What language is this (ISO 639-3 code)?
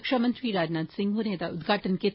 doi